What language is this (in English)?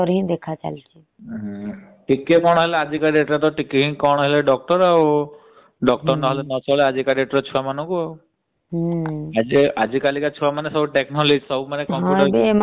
Odia